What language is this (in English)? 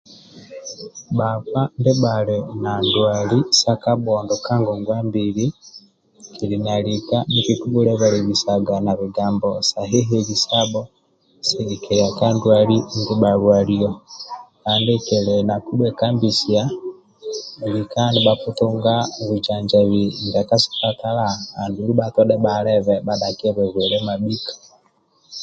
Amba (Uganda)